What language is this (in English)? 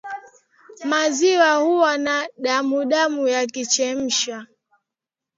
Swahili